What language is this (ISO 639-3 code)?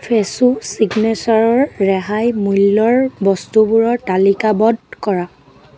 asm